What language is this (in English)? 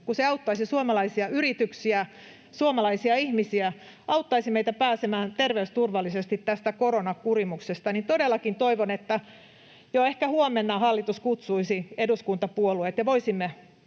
Finnish